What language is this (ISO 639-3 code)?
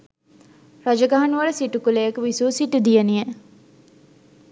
sin